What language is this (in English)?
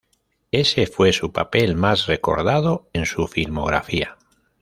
Spanish